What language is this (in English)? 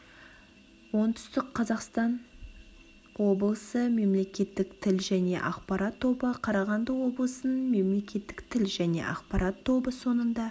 Kazakh